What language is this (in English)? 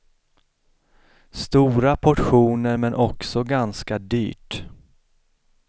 Swedish